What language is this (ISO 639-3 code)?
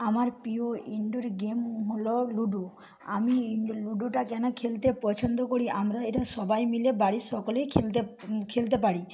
ben